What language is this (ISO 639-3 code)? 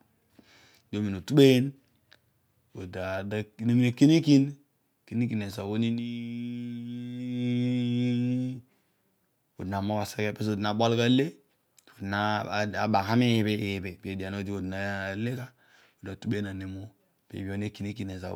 odu